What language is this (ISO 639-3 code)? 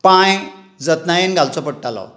kok